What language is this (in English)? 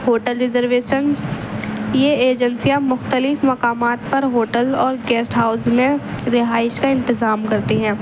Urdu